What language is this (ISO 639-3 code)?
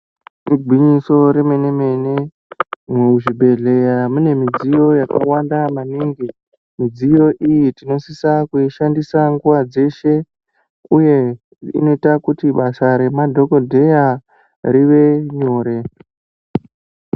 ndc